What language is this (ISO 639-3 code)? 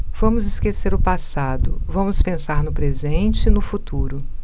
por